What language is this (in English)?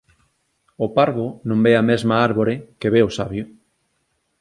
Galician